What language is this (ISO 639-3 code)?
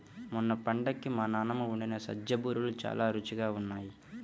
tel